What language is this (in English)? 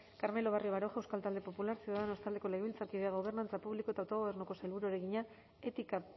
Basque